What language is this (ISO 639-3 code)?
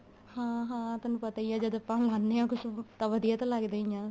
pan